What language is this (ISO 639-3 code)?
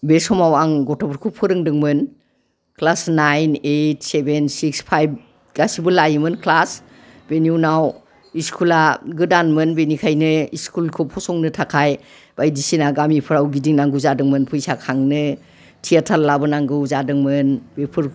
brx